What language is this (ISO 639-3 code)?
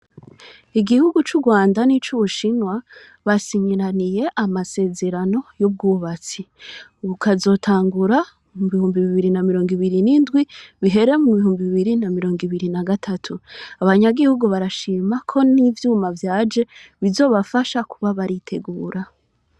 run